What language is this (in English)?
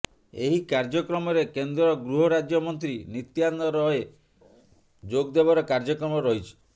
Odia